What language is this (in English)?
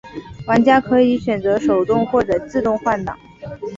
Chinese